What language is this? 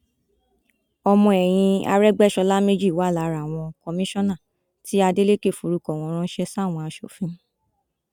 Yoruba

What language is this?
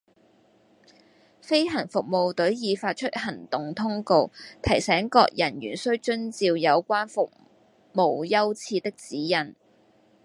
Cantonese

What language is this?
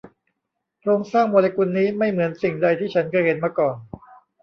Thai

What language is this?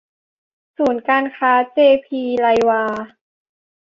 Thai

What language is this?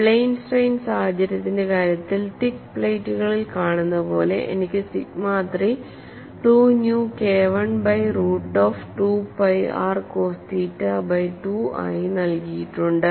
Malayalam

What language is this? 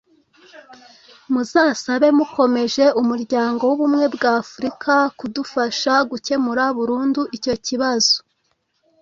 Kinyarwanda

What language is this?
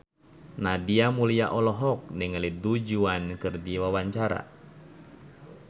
Sundanese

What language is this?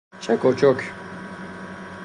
Persian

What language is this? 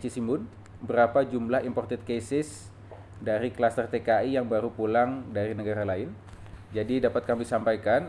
Indonesian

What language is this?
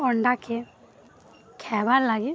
Odia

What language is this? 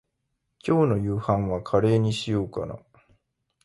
Japanese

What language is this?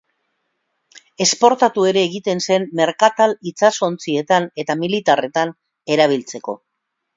Basque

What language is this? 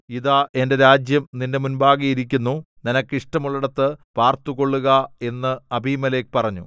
Malayalam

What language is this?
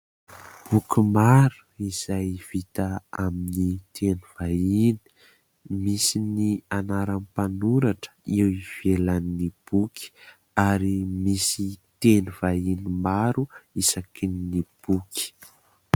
Malagasy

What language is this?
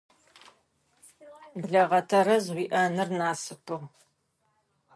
Adyghe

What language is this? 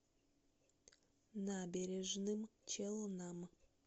Russian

